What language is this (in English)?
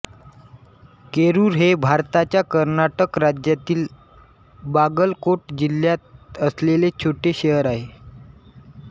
Marathi